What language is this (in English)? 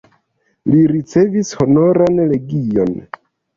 Esperanto